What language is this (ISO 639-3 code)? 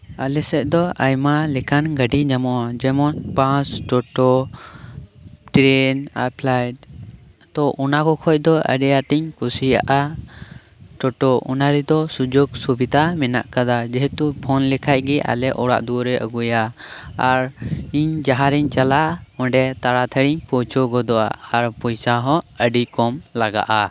sat